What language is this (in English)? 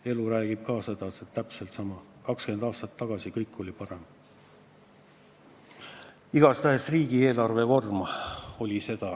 Estonian